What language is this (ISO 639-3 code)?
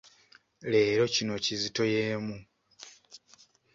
lug